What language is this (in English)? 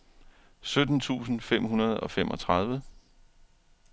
Danish